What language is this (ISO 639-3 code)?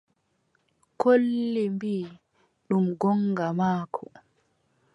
fub